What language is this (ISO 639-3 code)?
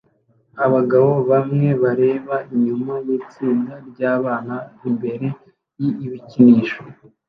kin